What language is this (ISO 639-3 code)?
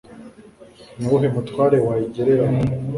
kin